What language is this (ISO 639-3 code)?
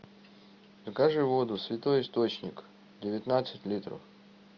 rus